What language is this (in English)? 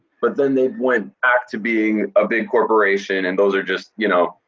English